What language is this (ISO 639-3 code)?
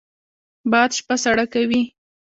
pus